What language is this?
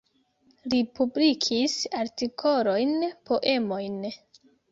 Esperanto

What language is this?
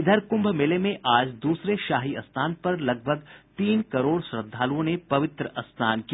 Hindi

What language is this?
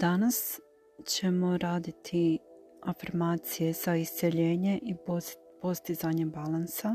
Croatian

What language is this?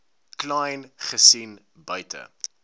Afrikaans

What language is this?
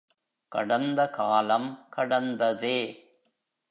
Tamil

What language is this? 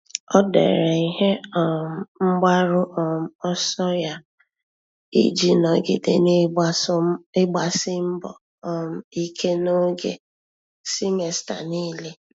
Igbo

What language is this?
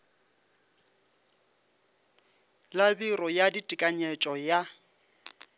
Northern Sotho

